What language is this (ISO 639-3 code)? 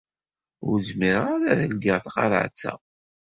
kab